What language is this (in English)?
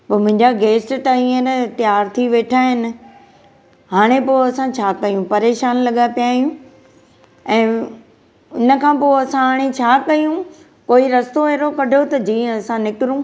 Sindhi